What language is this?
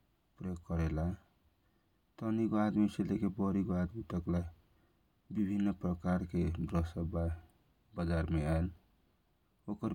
Kochila Tharu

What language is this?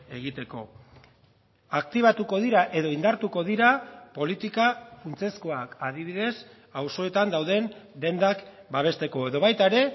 Basque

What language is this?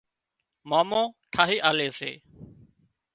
Wadiyara Koli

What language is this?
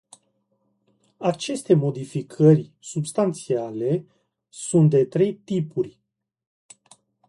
Romanian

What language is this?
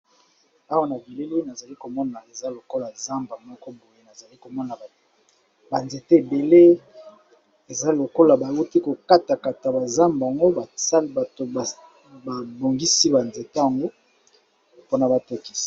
Lingala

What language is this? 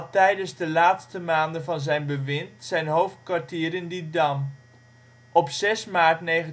Dutch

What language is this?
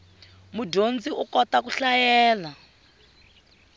Tsonga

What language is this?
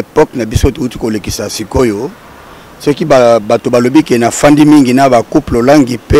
French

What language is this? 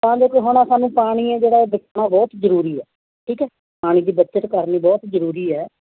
Punjabi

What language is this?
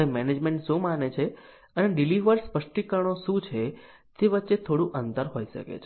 Gujarati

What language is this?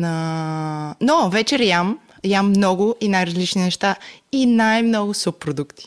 Bulgarian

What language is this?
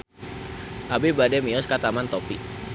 Sundanese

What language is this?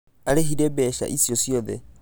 Kikuyu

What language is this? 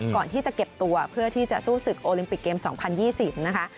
Thai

